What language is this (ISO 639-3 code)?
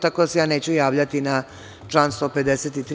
srp